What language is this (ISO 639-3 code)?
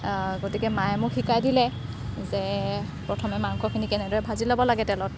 asm